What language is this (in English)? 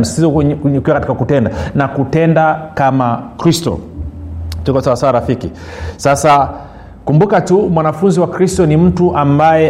Swahili